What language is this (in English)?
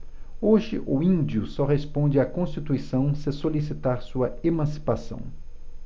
Portuguese